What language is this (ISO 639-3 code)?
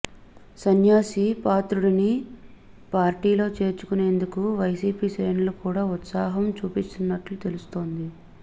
tel